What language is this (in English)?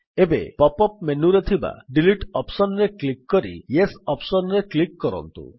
Odia